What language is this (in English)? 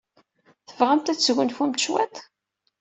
Kabyle